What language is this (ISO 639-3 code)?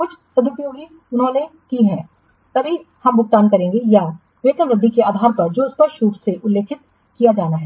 hin